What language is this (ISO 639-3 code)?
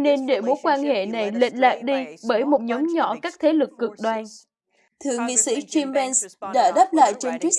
vie